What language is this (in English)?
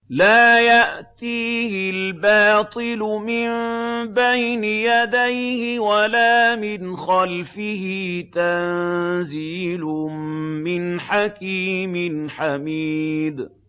Arabic